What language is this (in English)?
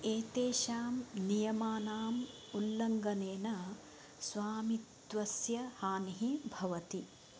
Sanskrit